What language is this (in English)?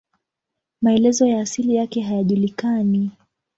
Swahili